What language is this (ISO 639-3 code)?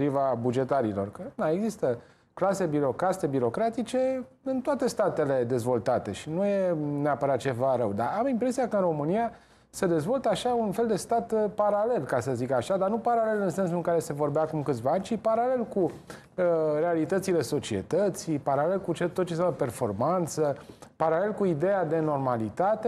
ron